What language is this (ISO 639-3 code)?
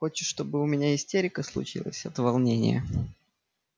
rus